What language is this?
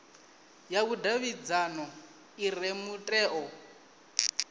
Venda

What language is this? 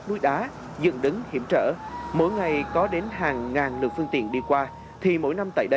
Vietnamese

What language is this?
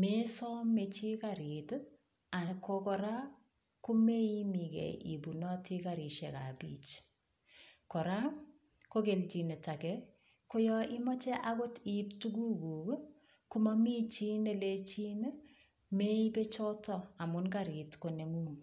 Kalenjin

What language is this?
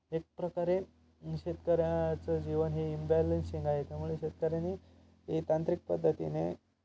Marathi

